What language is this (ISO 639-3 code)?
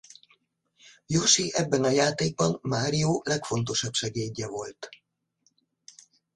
hun